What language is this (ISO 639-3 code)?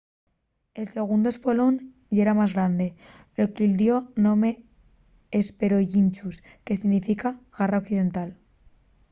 ast